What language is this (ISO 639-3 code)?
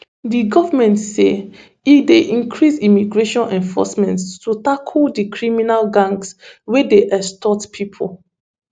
pcm